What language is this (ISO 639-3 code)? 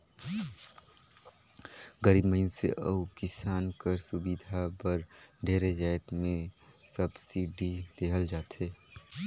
hne